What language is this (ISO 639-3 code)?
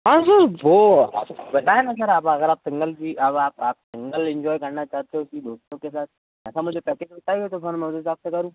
hin